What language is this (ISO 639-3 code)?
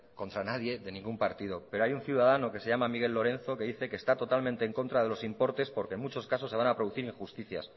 spa